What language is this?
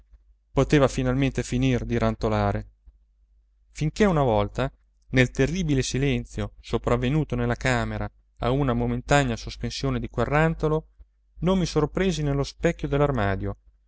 Italian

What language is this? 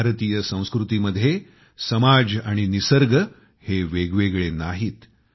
Marathi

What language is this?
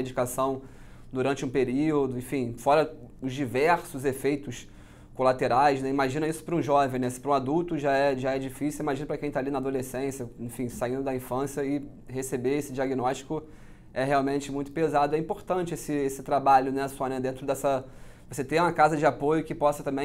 Portuguese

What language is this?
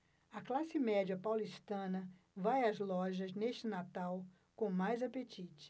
Portuguese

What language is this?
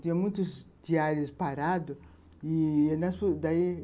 Portuguese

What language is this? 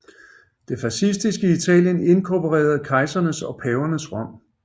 Danish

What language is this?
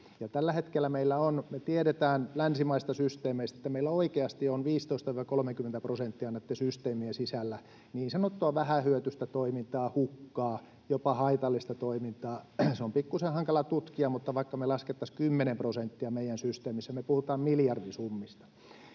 Finnish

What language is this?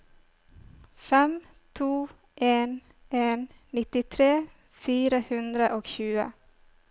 Norwegian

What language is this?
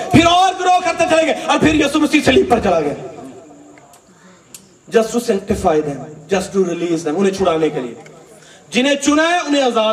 Urdu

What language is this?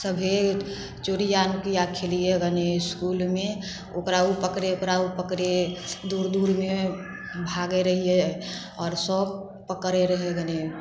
Maithili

